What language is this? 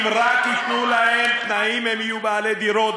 Hebrew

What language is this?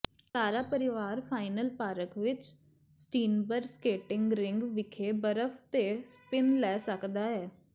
Punjabi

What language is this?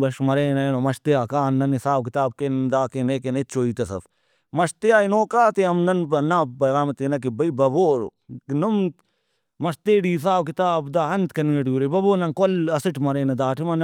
Brahui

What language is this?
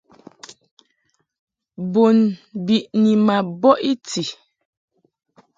Mungaka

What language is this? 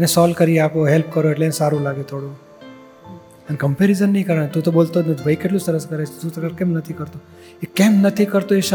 Gujarati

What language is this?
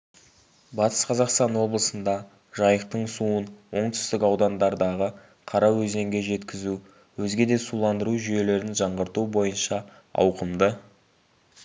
Kazakh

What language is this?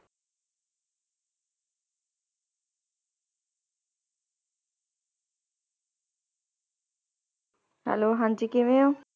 Punjabi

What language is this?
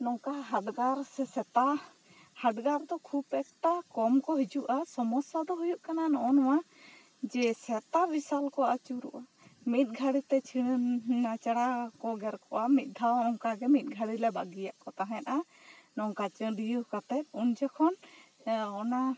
Santali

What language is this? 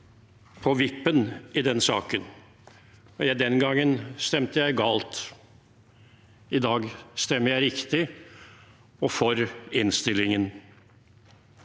Norwegian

